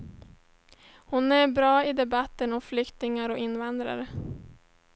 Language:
Swedish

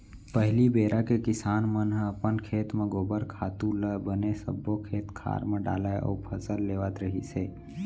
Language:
Chhattisgarhi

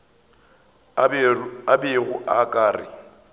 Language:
Northern Sotho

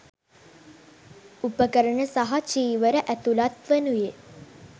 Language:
Sinhala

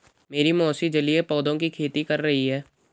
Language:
Hindi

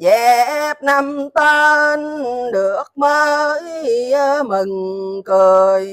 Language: Vietnamese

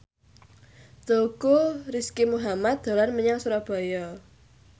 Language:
Javanese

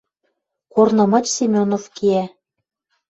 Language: Western Mari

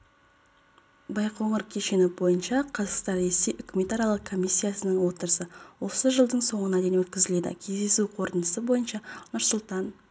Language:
Kazakh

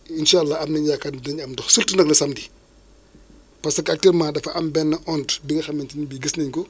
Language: Wolof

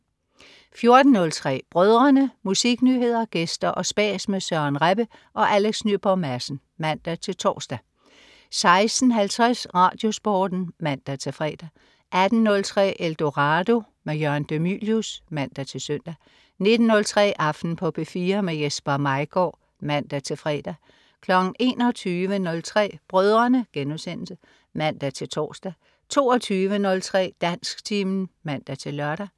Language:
Danish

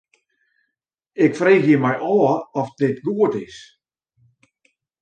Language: Western Frisian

